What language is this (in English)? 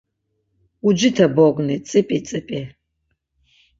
Laz